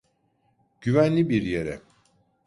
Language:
Turkish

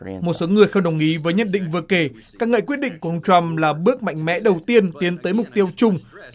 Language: Vietnamese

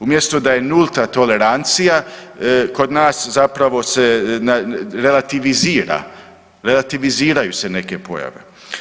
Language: Croatian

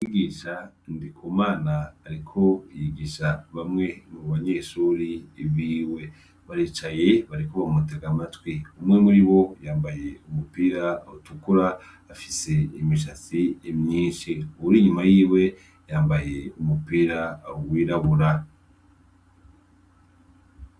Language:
Rundi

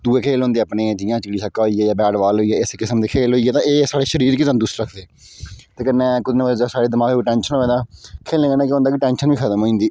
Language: Dogri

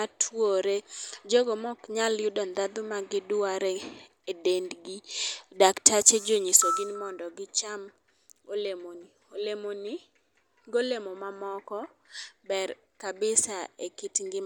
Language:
Luo (Kenya and Tanzania)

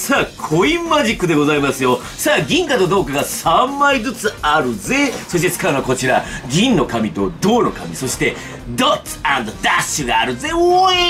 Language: Japanese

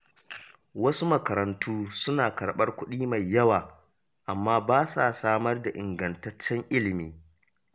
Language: Hausa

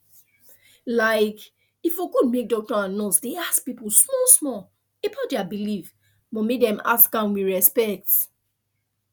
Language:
Nigerian Pidgin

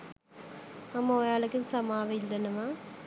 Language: Sinhala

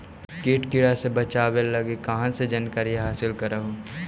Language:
Magahi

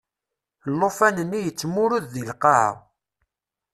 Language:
Kabyle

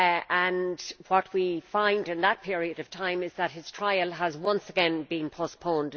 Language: English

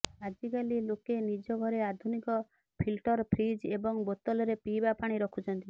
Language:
Odia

